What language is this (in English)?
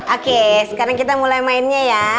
Indonesian